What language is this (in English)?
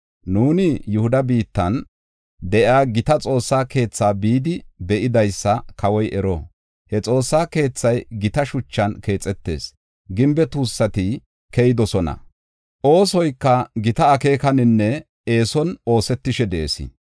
Gofa